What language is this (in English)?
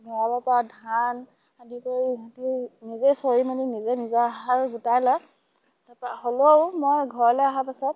Assamese